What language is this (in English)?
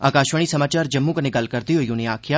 Dogri